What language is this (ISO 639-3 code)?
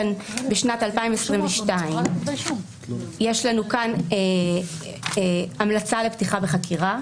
heb